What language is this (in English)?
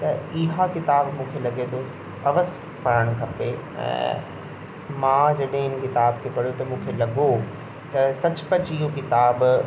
Sindhi